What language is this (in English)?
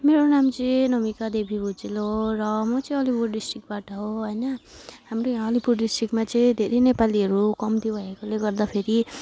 Nepali